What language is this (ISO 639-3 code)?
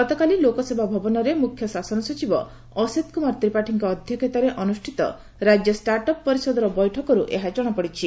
ori